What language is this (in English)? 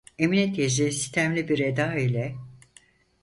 Turkish